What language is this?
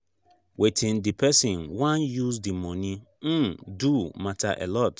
Nigerian Pidgin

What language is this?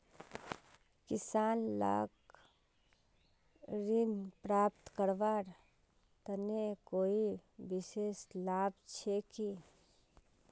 Magahi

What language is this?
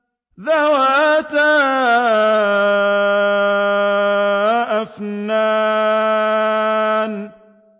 Arabic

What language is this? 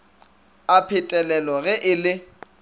Northern Sotho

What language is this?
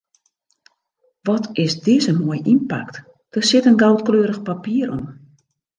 Western Frisian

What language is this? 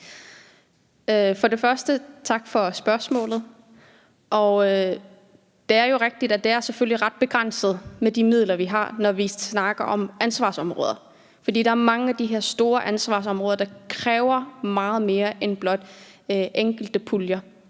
Danish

